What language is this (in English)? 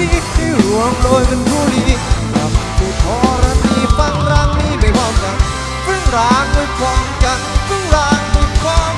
Thai